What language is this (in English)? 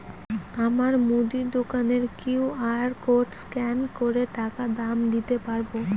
Bangla